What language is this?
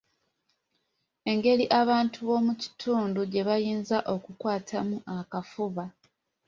Ganda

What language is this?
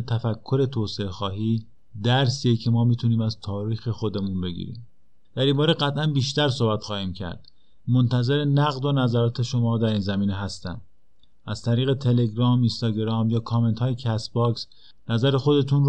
Persian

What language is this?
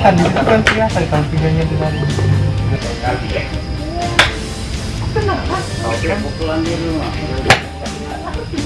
Indonesian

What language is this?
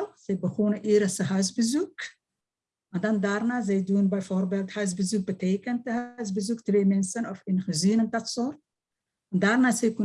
Dutch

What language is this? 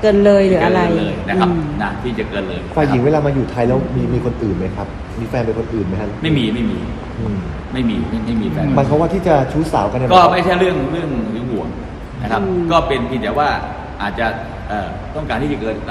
Thai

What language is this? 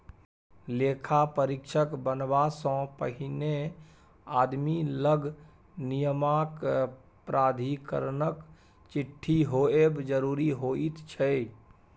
Maithili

